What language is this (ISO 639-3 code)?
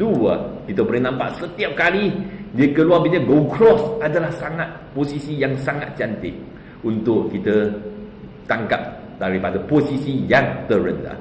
msa